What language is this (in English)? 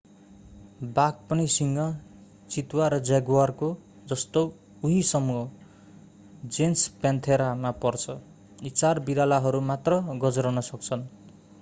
Nepali